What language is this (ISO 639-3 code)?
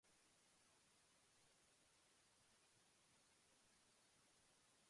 eng